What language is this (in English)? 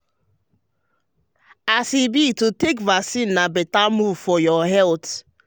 Nigerian Pidgin